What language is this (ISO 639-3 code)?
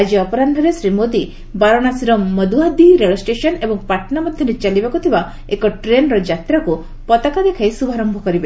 ori